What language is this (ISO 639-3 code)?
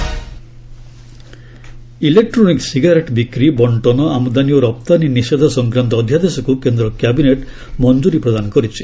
ori